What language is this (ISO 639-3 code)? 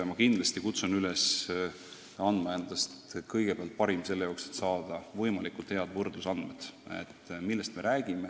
est